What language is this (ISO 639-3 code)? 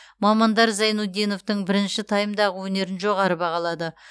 kaz